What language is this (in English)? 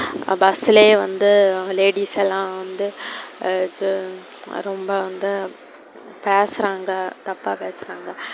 Tamil